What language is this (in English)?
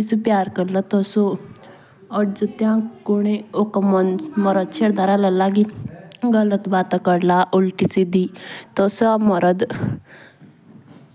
Jaunsari